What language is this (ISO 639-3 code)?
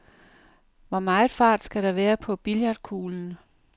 dan